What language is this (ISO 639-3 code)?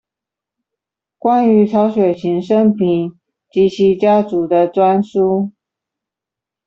zho